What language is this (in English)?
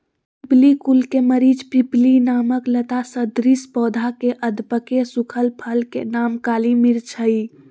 Magahi